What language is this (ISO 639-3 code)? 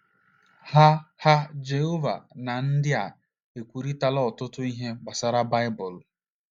ibo